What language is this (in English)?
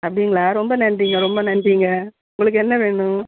Tamil